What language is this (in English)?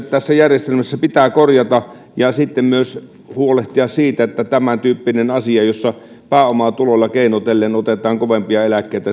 Finnish